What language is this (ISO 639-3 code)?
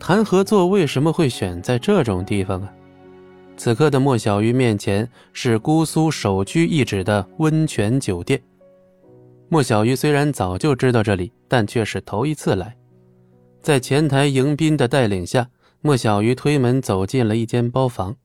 zho